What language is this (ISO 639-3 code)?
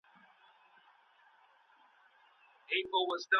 pus